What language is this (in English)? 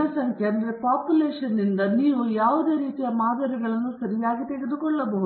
Kannada